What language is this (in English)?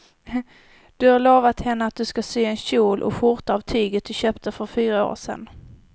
Swedish